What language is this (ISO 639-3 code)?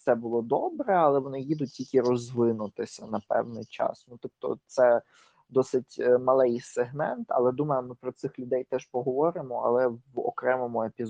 ukr